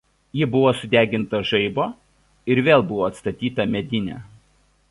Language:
Lithuanian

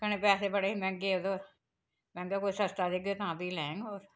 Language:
Dogri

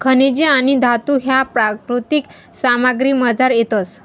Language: Marathi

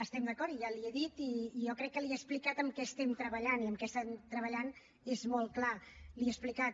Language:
Catalan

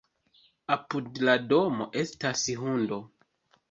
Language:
Esperanto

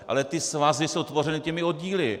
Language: Czech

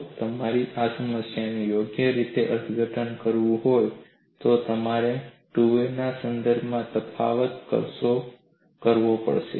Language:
Gujarati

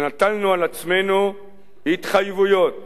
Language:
Hebrew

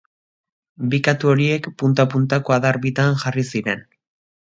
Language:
Basque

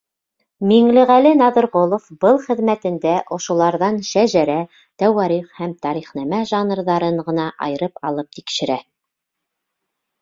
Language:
Bashkir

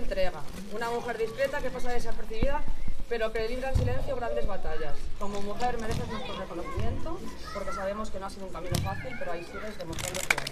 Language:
Spanish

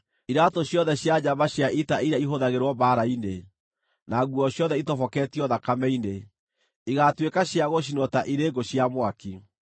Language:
Kikuyu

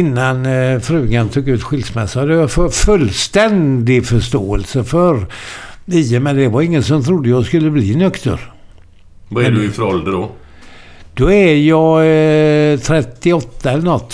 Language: Swedish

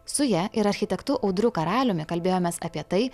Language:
Lithuanian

